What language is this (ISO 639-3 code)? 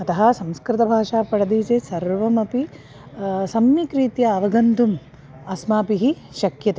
san